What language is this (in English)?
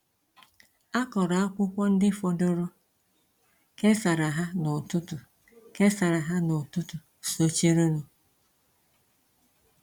Igbo